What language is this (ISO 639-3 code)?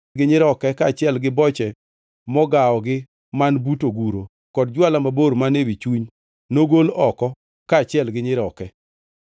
luo